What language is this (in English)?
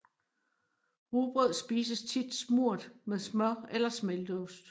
Danish